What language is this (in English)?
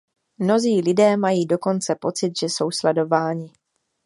Czech